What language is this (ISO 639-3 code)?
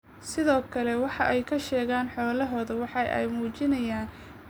som